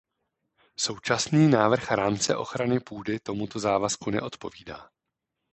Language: Czech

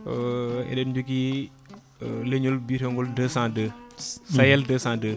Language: Fula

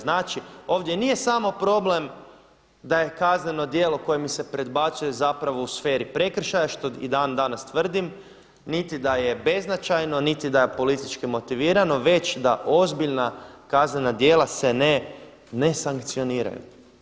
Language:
Croatian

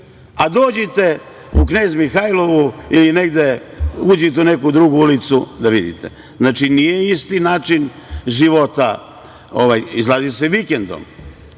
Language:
Serbian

